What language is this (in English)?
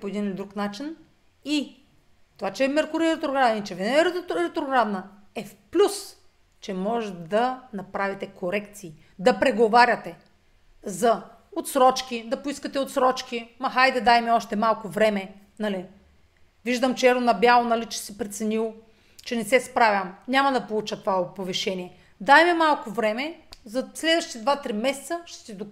Bulgarian